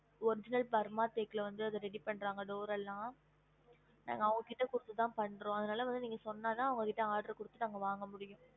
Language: Tamil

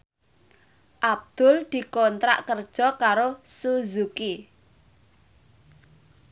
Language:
Javanese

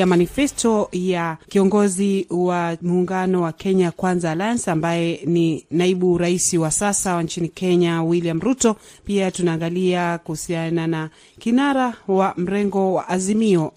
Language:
Swahili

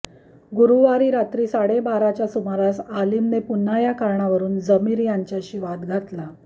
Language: Marathi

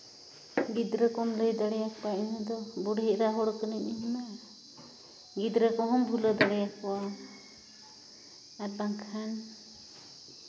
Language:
Santali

